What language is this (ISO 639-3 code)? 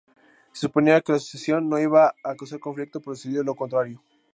spa